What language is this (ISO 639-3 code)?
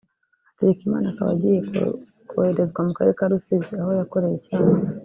kin